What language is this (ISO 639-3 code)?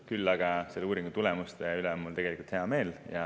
est